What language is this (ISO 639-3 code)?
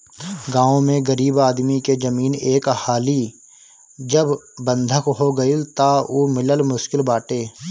bho